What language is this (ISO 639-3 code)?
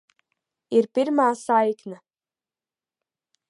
lav